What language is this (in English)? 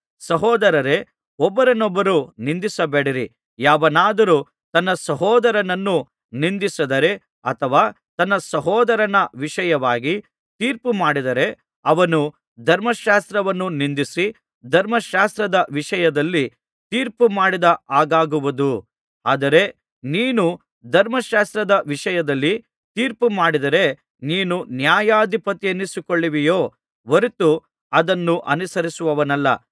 Kannada